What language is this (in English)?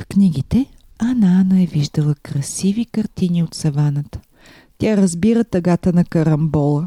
Bulgarian